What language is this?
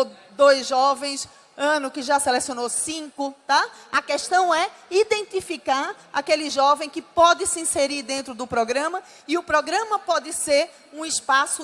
Portuguese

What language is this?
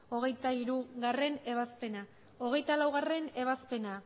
Basque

